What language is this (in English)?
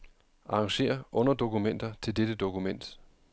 Danish